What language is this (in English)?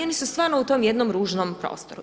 Croatian